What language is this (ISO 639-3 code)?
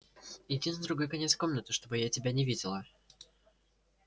rus